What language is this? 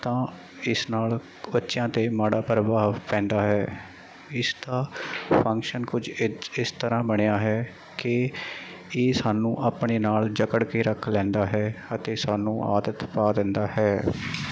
Punjabi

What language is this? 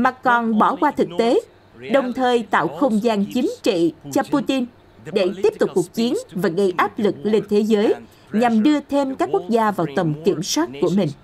Vietnamese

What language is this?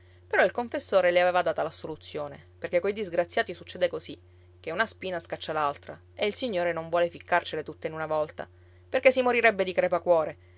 Italian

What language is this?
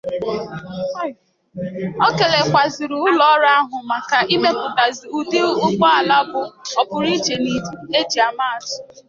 Igbo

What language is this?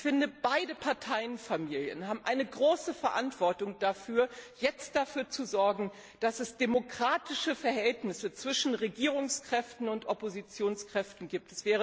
German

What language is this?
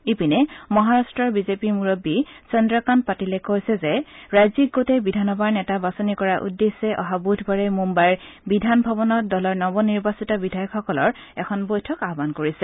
Assamese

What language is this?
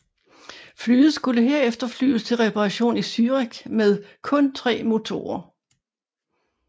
Danish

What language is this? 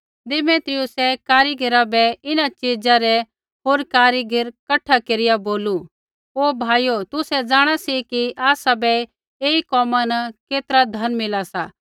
Kullu Pahari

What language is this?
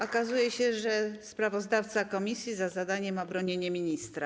Polish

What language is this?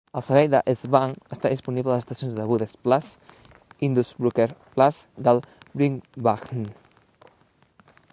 Catalan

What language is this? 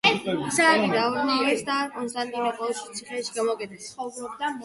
Georgian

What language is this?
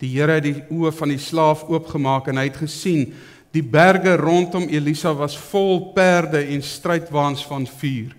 Dutch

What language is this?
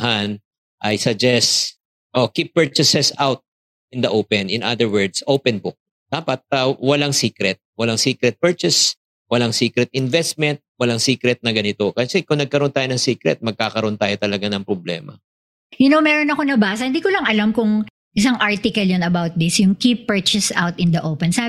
Filipino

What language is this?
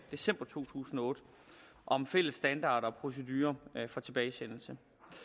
Danish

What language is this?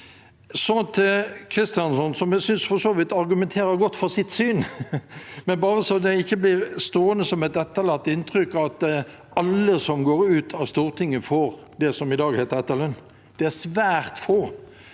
Norwegian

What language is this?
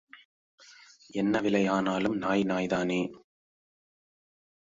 Tamil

